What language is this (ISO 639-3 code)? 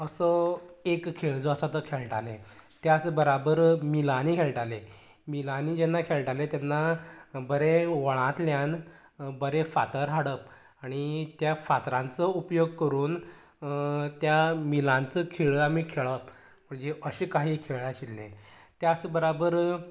kok